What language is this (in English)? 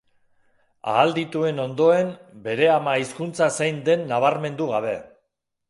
Basque